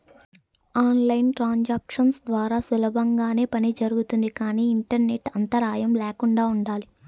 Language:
Telugu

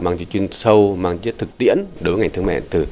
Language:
Vietnamese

